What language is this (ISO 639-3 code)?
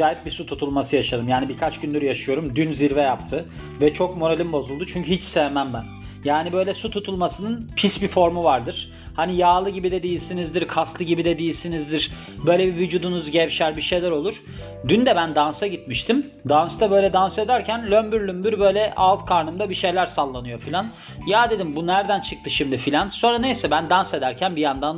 tur